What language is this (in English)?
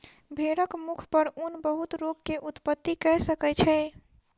Maithili